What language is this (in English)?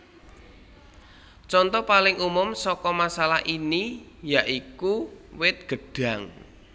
Javanese